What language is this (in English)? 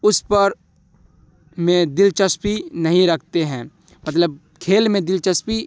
Urdu